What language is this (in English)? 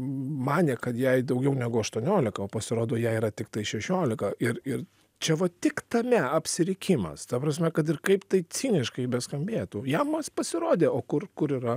Lithuanian